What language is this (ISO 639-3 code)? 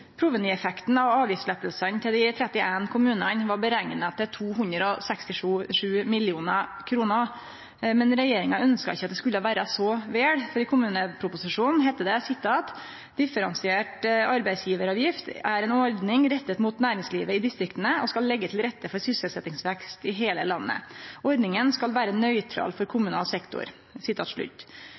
nno